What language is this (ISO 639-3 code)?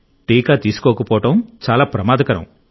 tel